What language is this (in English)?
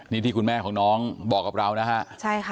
Thai